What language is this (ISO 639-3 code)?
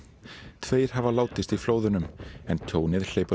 isl